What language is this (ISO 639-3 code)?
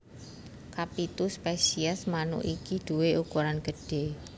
jav